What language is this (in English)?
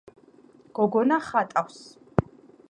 Georgian